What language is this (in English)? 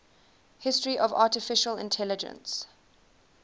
English